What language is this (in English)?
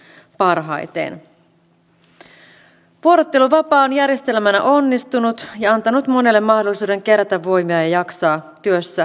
Finnish